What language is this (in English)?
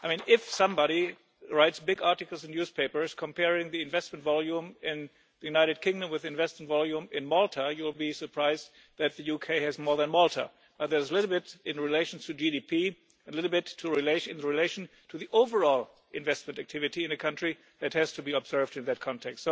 English